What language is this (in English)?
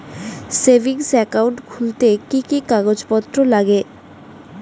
Bangla